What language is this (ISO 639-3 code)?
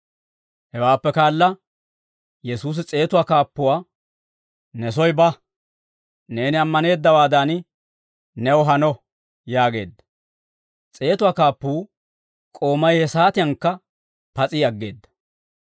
dwr